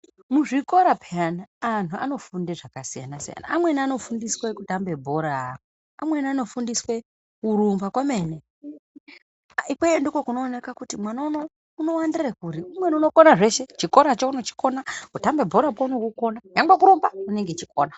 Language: Ndau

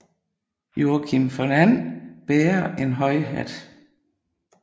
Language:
Danish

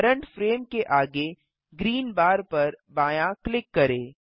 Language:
Hindi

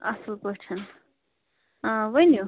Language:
Kashmiri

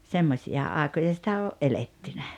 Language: Finnish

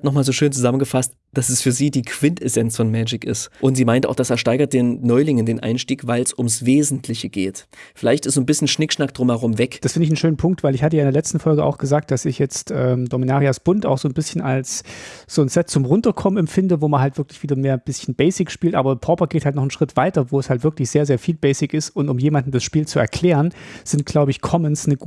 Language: German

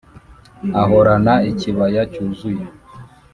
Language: Kinyarwanda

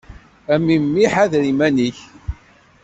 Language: Kabyle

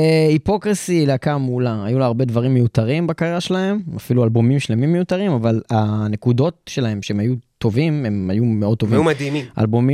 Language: Hebrew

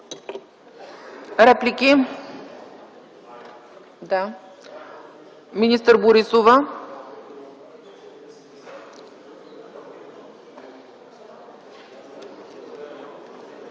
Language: Bulgarian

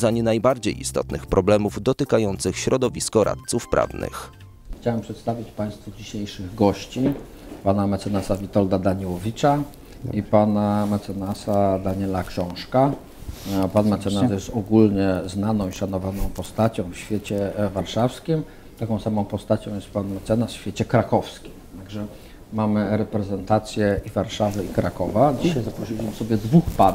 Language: Polish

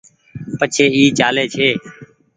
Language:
Goaria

